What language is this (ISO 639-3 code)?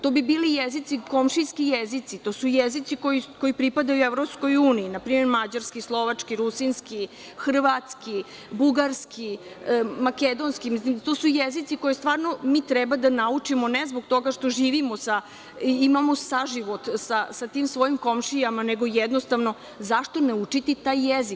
srp